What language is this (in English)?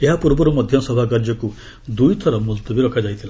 Odia